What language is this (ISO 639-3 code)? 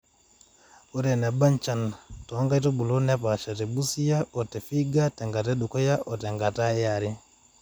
mas